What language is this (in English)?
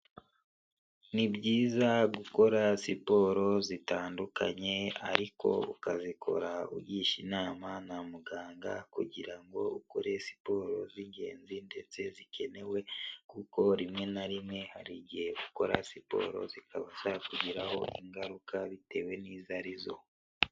Kinyarwanda